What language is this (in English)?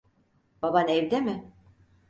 Turkish